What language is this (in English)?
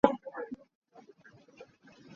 Hakha Chin